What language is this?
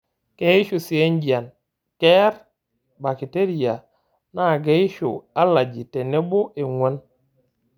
Masai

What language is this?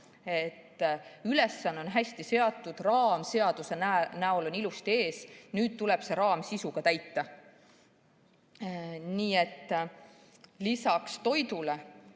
Estonian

